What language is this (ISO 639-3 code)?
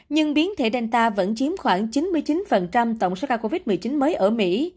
vie